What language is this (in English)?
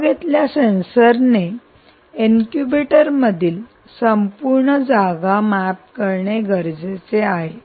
Marathi